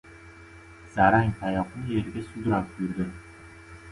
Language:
Uzbek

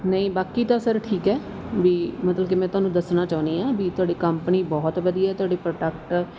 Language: Punjabi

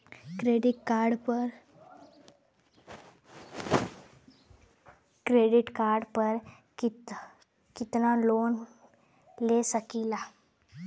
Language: Bhojpuri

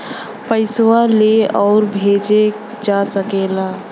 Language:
Bhojpuri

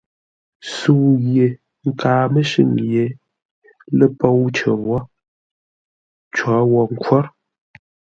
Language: Ngombale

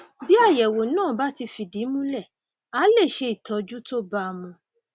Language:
Yoruba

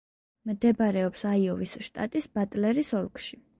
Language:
Georgian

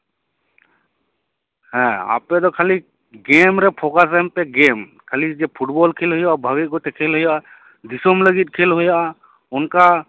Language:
Santali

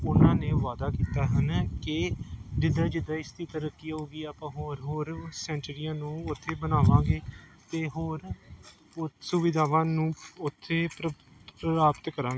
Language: Punjabi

